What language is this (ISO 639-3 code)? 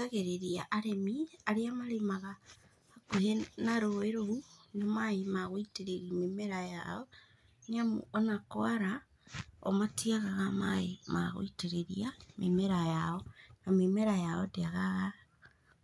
kik